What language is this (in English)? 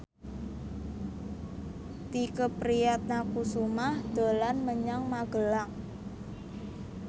Javanese